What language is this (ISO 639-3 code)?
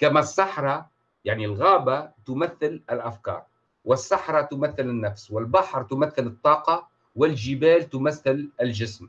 ara